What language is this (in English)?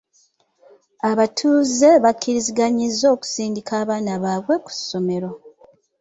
Ganda